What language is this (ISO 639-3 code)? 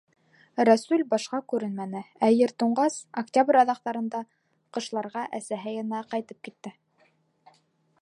bak